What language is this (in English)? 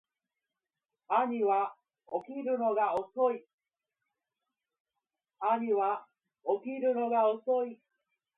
Japanese